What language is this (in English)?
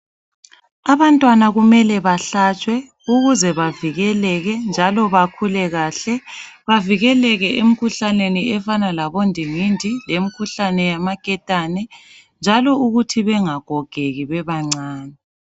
North Ndebele